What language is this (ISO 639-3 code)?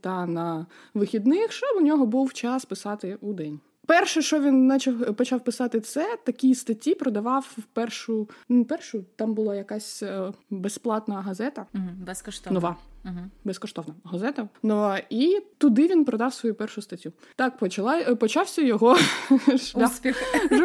ukr